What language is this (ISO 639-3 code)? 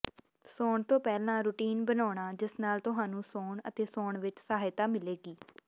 pan